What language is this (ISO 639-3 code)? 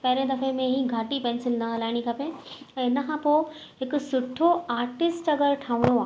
snd